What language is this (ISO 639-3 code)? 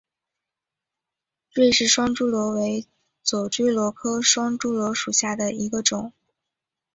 zho